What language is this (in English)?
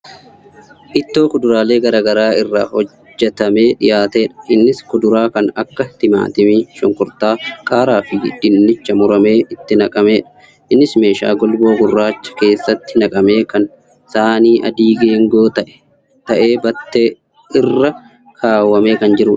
Oromo